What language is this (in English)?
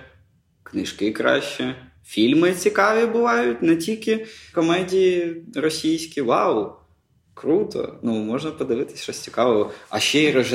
Ukrainian